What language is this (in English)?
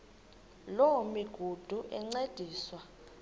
Xhosa